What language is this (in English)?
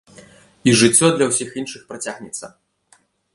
Belarusian